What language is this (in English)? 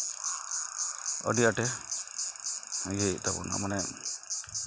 Santali